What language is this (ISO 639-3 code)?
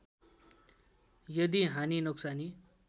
nep